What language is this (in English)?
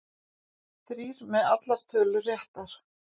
Icelandic